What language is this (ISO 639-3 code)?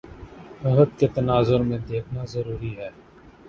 urd